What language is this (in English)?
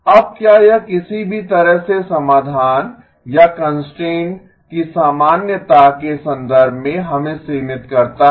Hindi